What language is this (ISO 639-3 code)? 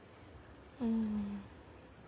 jpn